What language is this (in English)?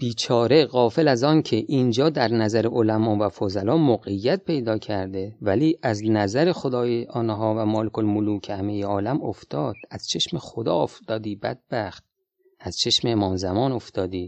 Persian